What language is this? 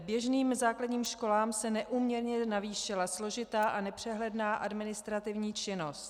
Czech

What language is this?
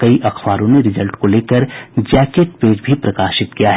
Hindi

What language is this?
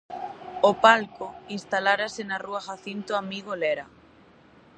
Galician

